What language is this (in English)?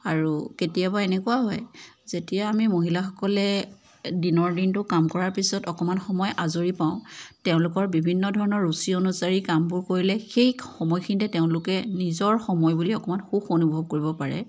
Assamese